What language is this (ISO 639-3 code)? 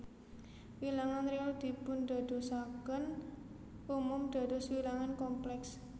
jav